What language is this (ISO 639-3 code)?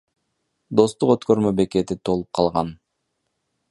kir